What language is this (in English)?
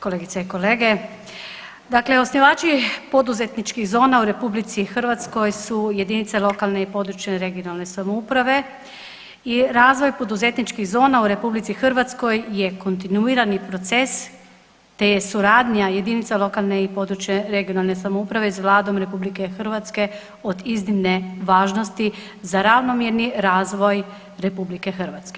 Croatian